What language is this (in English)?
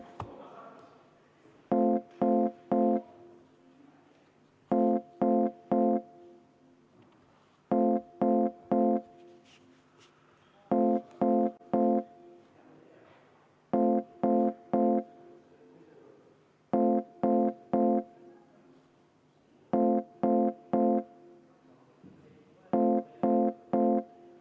Estonian